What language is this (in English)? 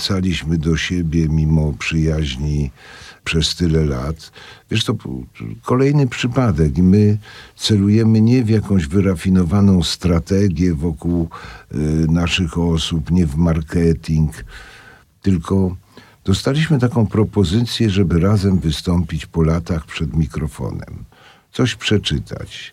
Polish